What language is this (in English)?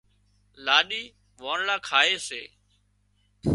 Wadiyara Koli